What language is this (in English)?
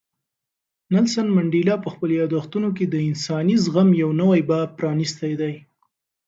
Pashto